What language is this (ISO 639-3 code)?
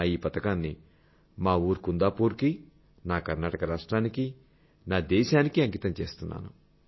tel